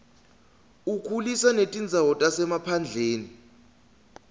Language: Swati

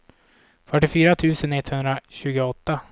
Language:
Swedish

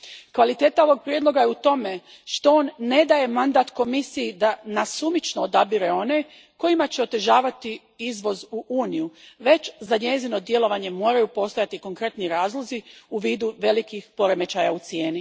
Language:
Croatian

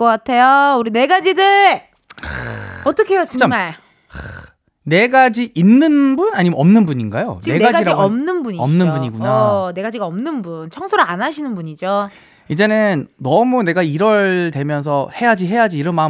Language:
Korean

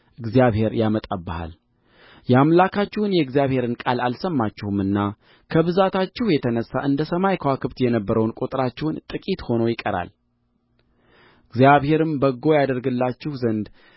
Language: Amharic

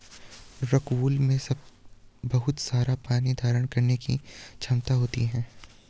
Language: Hindi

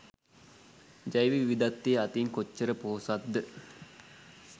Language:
Sinhala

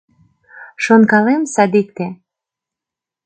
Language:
Mari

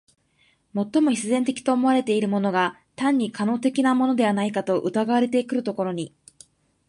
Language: Japanese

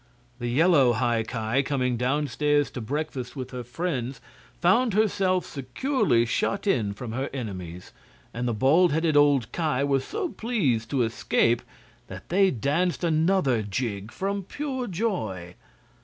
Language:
English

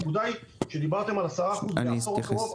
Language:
Hebrew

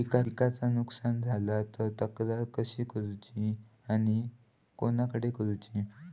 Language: Marathi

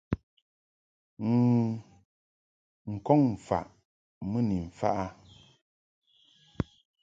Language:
Mungaka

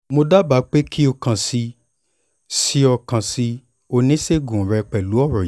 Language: Yoruba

